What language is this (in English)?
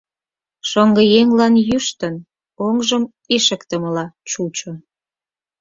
Mari